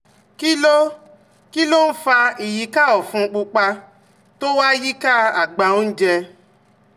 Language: Yoruba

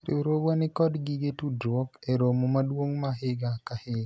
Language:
Luo (Kenya and Tanzania)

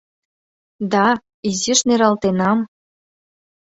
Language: Mari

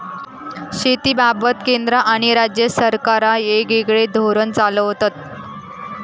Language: Marathi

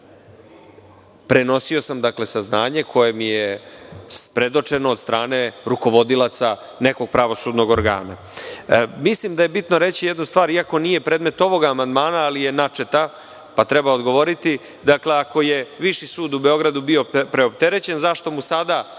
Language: Serbian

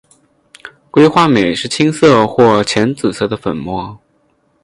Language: Chinese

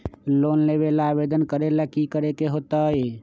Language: Magahi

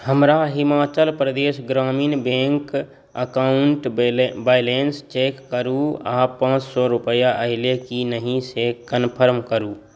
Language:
Maithili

